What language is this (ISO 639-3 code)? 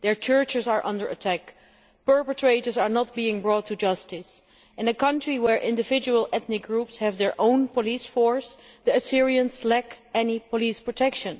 eng